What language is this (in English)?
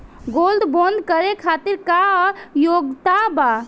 Bhojpuri